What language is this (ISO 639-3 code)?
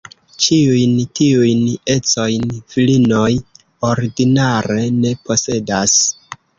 epo